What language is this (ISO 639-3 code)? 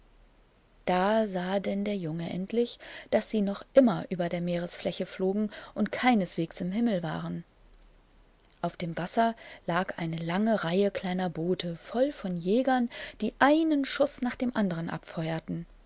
deu